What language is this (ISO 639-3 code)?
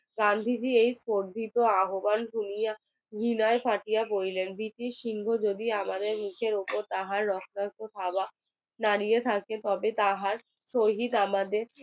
ben